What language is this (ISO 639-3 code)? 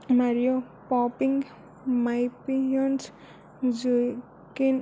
tel